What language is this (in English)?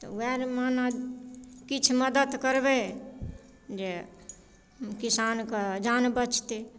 Maithili